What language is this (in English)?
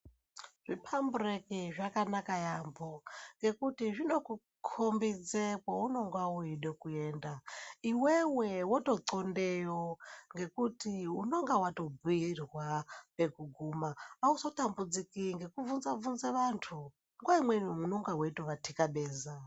Ndau